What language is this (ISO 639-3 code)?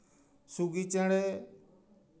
sat